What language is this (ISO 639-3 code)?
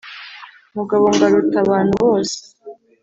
kin